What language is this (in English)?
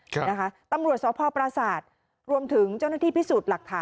Thai